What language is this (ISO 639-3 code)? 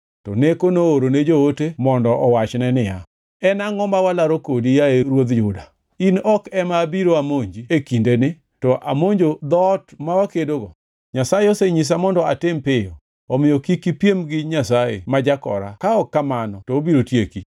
luo